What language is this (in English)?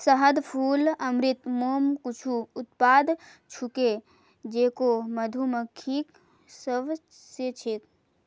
Magahi